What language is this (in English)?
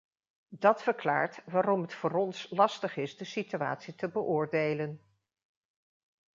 Dutch